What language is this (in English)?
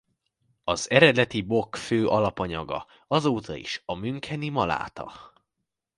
Hungarian